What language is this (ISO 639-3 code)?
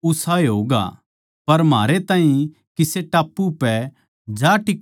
bgc